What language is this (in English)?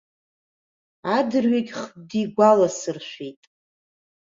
Abkhazian